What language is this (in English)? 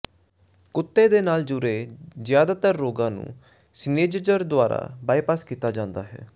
Punjabi